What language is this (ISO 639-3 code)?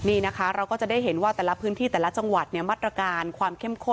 tha